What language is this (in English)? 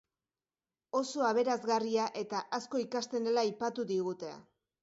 Basque